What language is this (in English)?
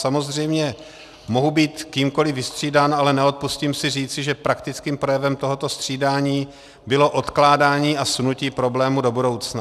Czech